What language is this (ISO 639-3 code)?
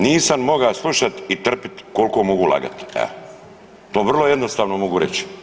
hrv